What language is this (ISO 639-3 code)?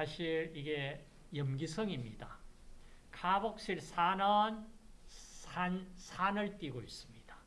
kor